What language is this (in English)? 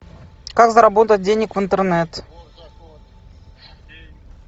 Russian